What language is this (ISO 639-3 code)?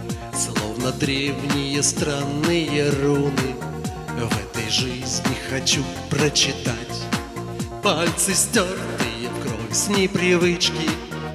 rus